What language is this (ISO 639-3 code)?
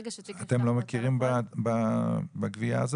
heb